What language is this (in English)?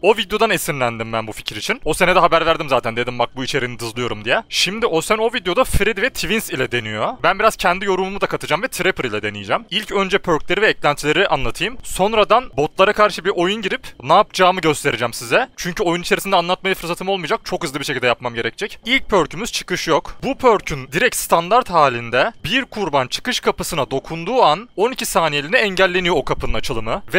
Turkish